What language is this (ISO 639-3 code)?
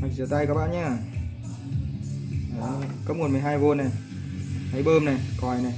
vie